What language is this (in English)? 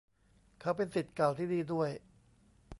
Thai